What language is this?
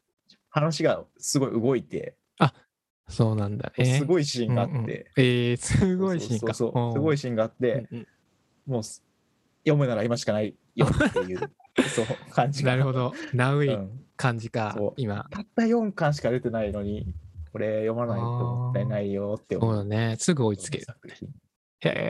Japanese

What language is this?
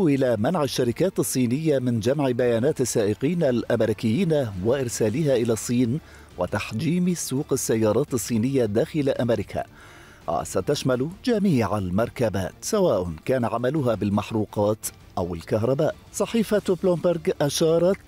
Arabic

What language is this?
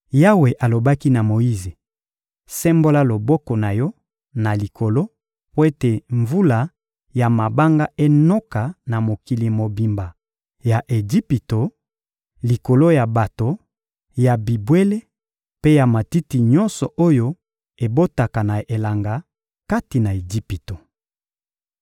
Lingala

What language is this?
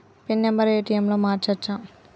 Telugu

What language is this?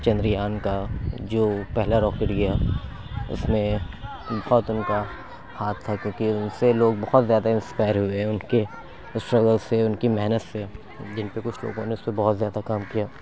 Urdu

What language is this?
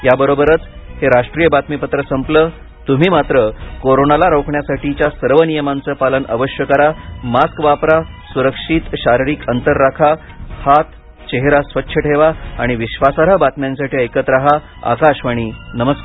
Marathi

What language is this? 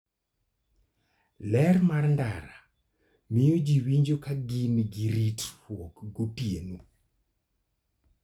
Luo (Kenya and Tanzania)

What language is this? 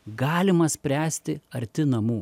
Lithuanian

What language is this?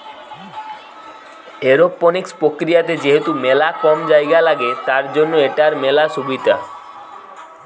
Bangla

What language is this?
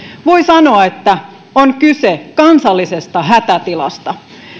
Finnish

